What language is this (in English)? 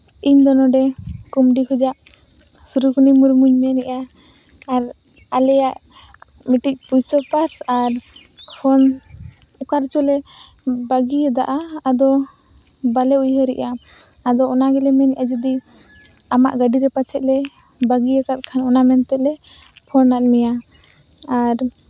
Santali